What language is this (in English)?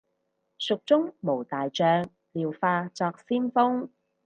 Cantonese